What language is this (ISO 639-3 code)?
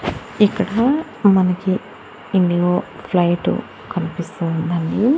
tel